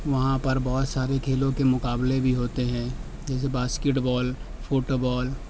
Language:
Urdu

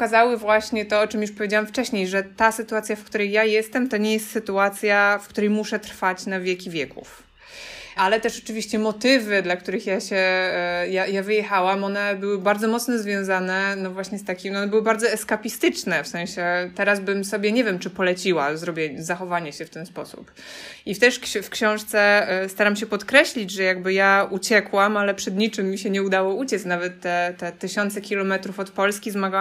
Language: Polish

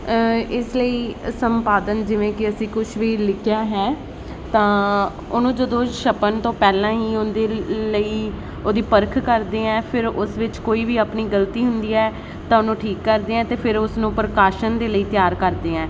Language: Punjabi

